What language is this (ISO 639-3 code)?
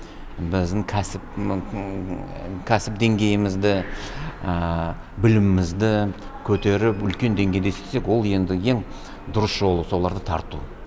kaz